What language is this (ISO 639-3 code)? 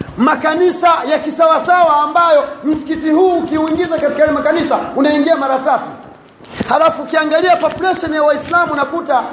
swa